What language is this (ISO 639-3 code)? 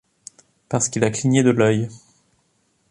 fra